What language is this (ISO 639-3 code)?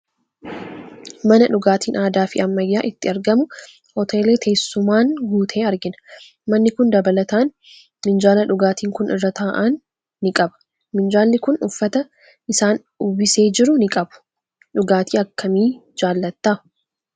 orm